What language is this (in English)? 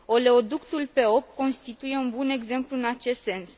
Romanian